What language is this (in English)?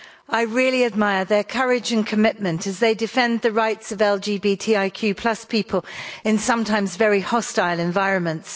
English